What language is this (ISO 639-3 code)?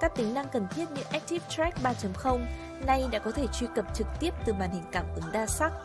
vie